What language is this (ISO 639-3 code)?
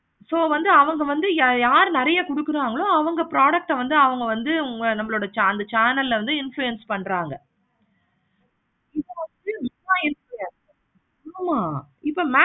tam